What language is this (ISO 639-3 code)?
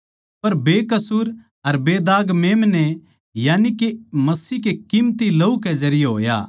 bgc